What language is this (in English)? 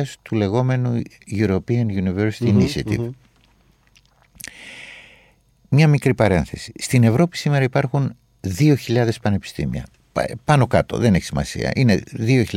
Greek